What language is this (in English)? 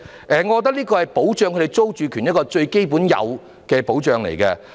Cantonese